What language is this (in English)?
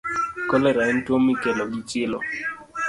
Luo (Kenya and Tanzania)